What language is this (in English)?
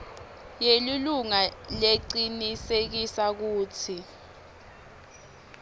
Swati